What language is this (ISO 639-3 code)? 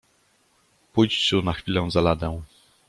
pol